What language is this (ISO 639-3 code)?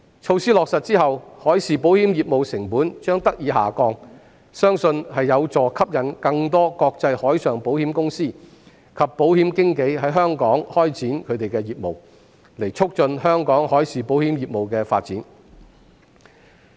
yue